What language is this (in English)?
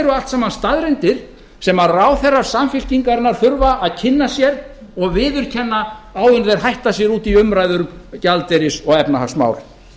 Icelandic